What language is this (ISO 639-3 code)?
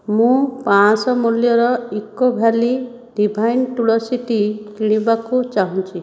ori